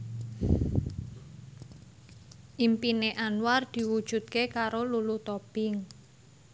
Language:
Javanese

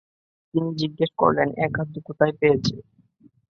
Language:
Bangla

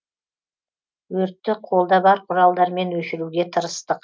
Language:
Kazakh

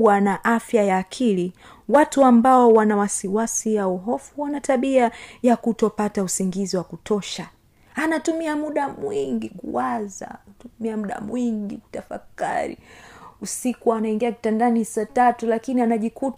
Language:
Swahili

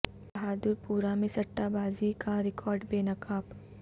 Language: Urdu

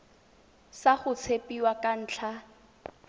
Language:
Tswana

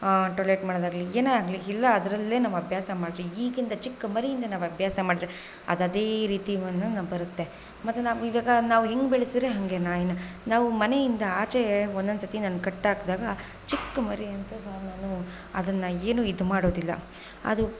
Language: Kannada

